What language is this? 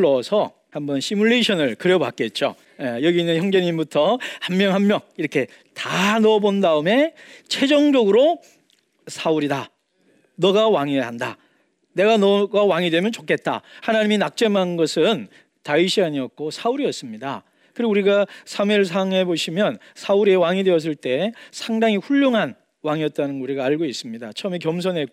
Korean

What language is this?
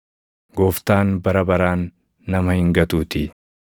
Oromo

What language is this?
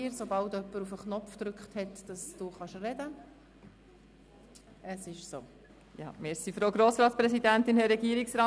Swiss German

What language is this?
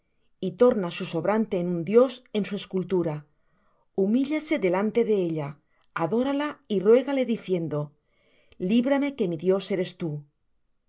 Spanish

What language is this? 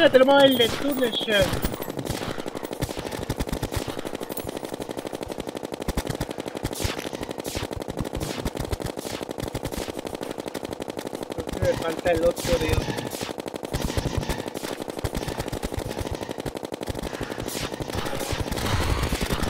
Spanish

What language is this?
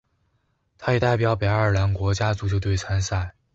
Chinese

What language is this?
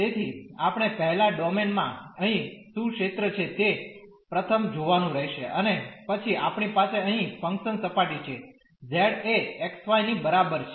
Gujarati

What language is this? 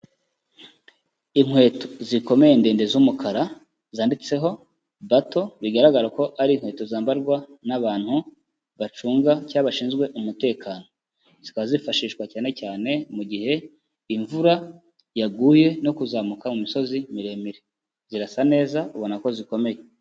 Kinyarwanda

